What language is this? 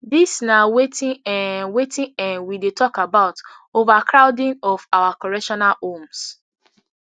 Nigerian Pidgin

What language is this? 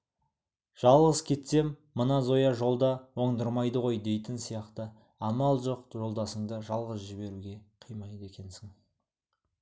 Kazakh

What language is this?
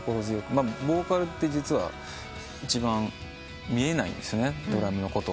Japanese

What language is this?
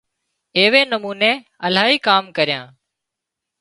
Wadiyara Koli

